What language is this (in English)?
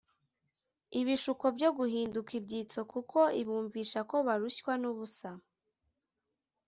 Kinyarwanda